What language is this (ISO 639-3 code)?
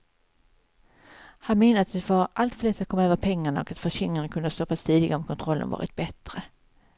swe